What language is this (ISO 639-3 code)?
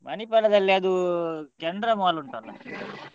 kan